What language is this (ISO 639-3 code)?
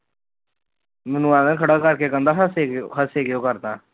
pan